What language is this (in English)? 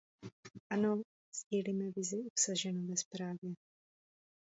Czech